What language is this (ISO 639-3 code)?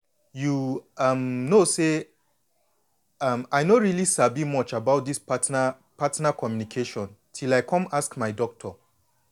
pcm